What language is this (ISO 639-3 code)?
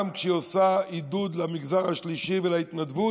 heb